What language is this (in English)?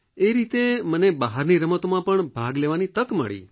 Gujarati